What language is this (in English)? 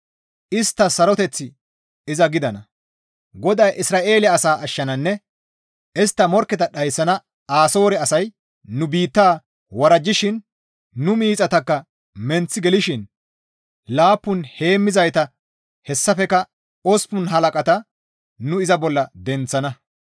Gamo